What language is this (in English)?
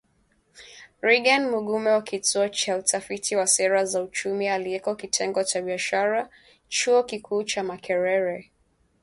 Swahili